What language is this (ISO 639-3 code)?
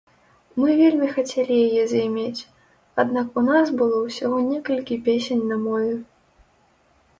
bel